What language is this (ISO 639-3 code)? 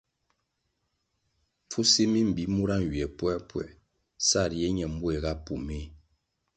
nmg